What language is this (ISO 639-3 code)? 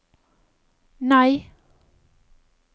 nor